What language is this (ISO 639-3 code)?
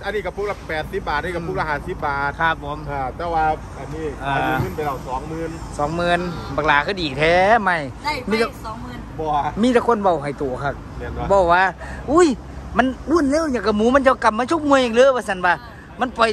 tha